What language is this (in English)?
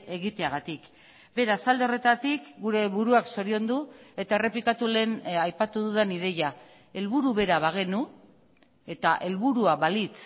Basque